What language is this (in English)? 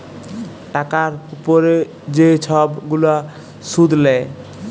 Bangla